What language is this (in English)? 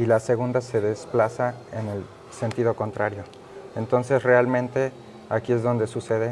Spanish